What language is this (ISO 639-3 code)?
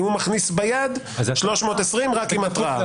heb